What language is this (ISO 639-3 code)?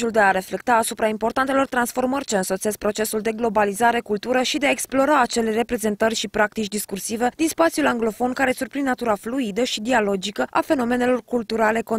ron